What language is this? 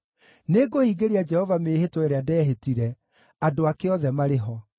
Kikuyu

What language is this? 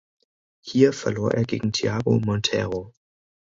German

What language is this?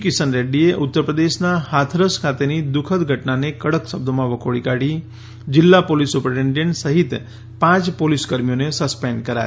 Gujarati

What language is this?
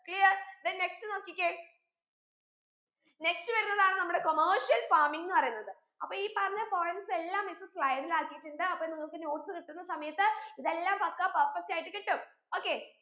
Malayalam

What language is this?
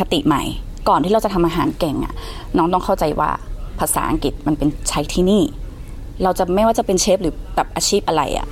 Thai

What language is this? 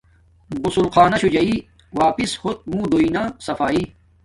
Domaaki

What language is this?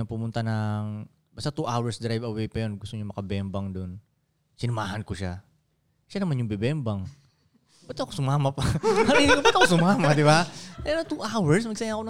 Filipino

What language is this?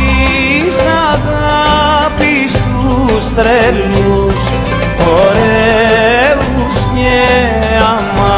Greek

